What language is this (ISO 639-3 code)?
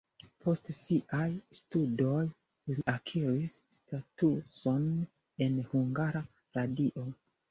epo